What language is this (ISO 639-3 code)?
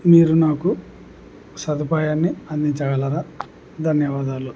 tel